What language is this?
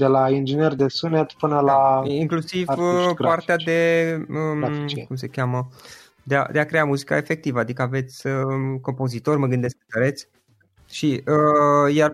Romanian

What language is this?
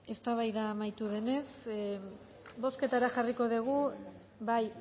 Basque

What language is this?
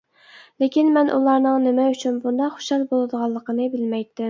Uyghur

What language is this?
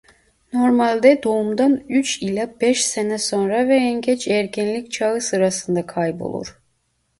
Turkish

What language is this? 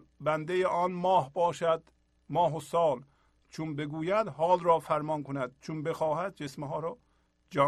Persian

